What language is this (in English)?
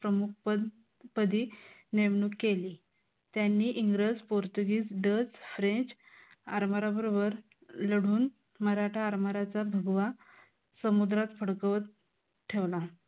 Marathi